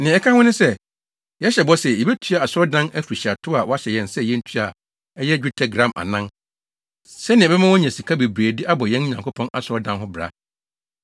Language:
Akan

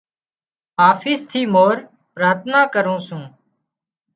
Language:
Wadiyara Koli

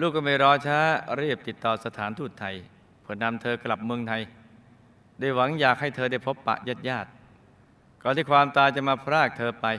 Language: Thai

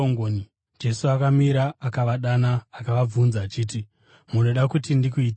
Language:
Shona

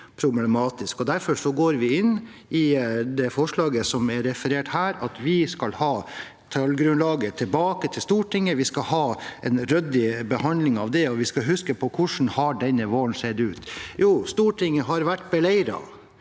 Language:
Norwegian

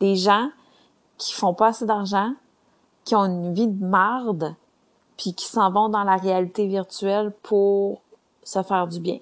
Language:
French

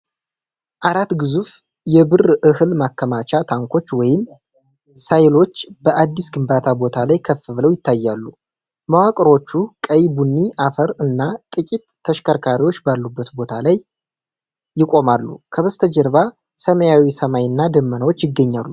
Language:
Amharic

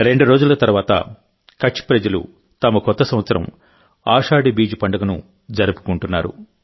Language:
Telugu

